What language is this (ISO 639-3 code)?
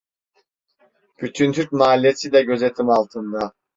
tur